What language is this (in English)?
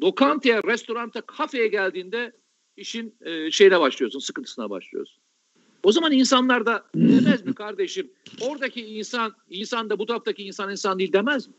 Turkish